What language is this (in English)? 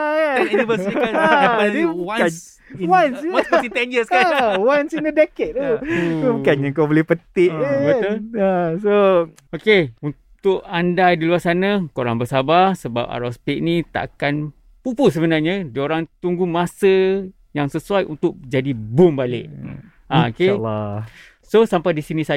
Malay